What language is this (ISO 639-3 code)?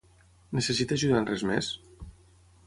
cat